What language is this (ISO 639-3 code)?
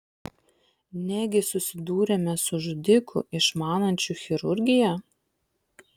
lit